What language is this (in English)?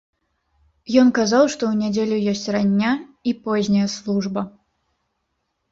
Belarusian